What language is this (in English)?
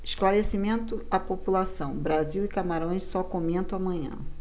Portuguese